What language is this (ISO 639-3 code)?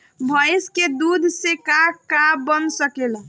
bho